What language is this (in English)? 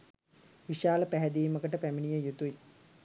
Sinhala